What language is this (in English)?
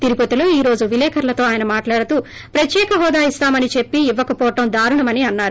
Telugu